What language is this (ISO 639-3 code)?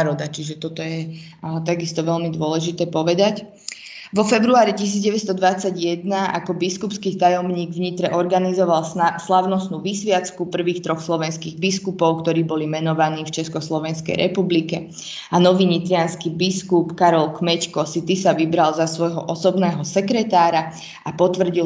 slk